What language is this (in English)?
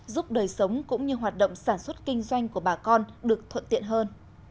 Vietnamese